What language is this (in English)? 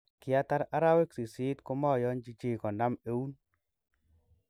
Kalenjin